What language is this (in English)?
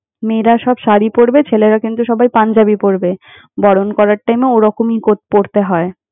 Bangla